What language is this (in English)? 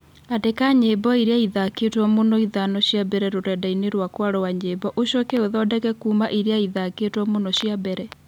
Kikuyu